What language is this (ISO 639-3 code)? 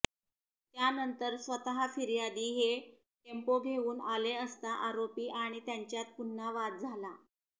mar